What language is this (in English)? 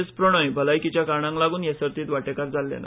Konkani